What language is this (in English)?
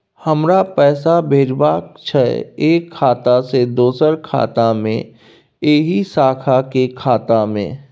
Maithili